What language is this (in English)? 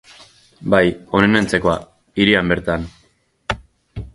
Basque